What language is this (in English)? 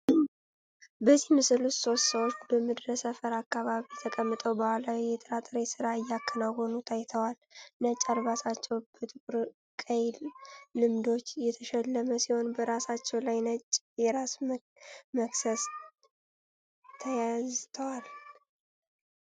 Amharic